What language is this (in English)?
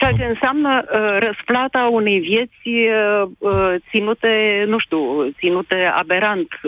Romanian